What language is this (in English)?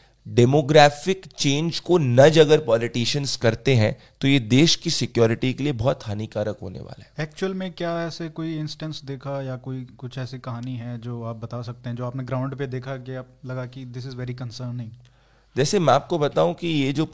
Hindi